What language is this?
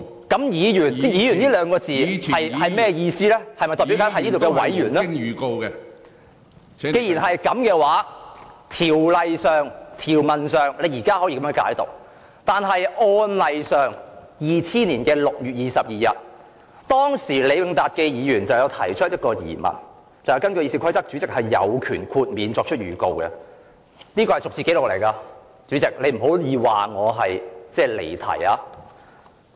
Cantonese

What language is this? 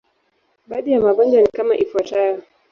Swahili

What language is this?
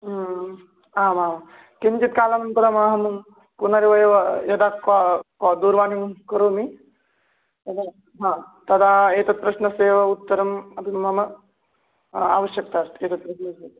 Sanskrit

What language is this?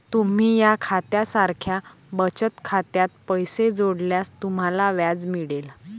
Marathi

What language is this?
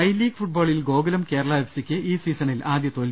Malayalam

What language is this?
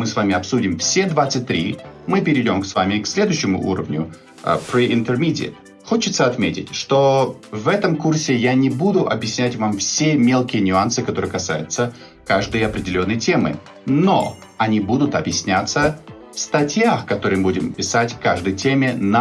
Russian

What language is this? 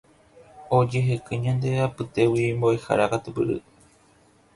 Guarani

